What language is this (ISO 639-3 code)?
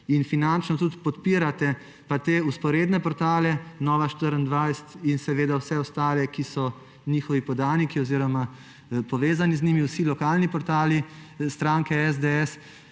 slv